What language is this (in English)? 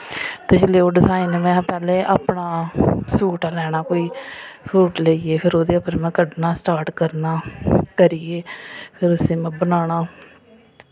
Dogri